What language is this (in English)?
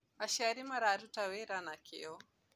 Kikuyu